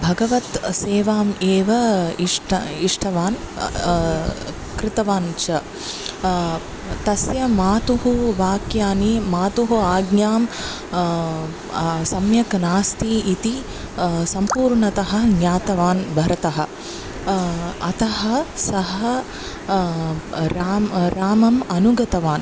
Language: Sanskrit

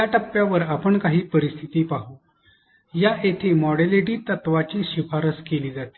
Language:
Marathi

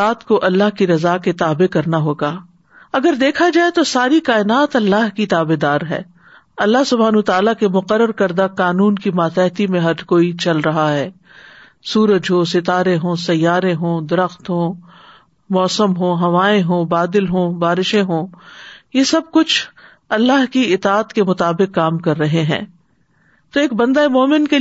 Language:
Urdu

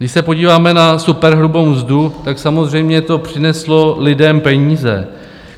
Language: Czech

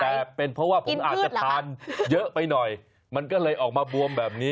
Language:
Thai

